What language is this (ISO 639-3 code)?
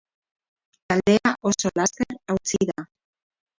eus